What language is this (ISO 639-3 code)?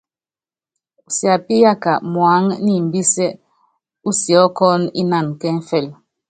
yav